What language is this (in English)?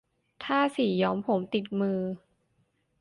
Thai